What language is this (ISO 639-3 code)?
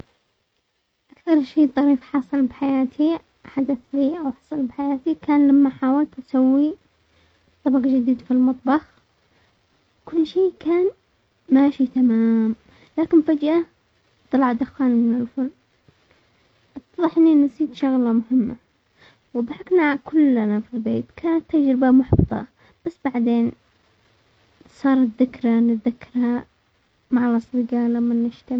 acx